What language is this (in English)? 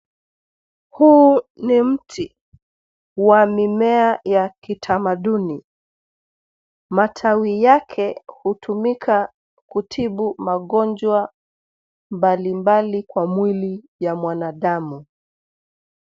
Swahili